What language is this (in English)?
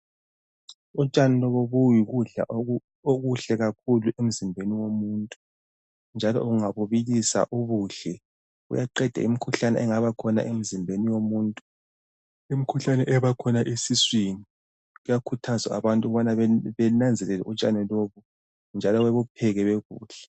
North Ndebele